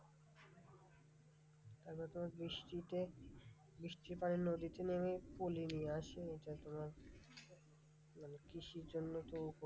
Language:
Bangla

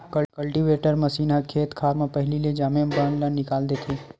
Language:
Chhattisgarhi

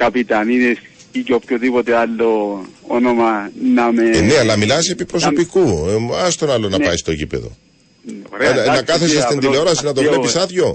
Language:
Greek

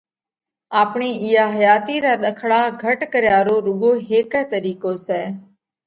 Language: Parkari Koli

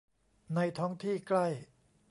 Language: Thai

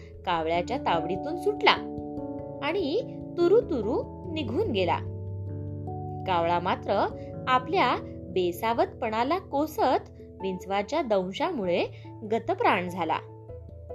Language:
Marathi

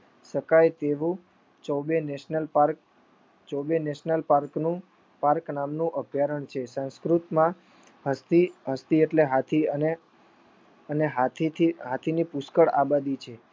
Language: Gujarati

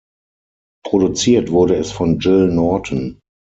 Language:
German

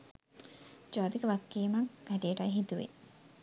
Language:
Sinhala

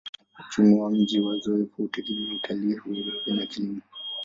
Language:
Swahili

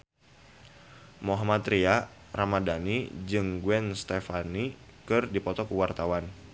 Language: Sundanese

